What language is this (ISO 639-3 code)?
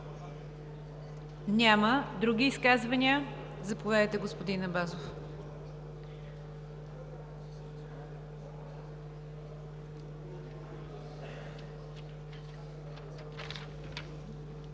bul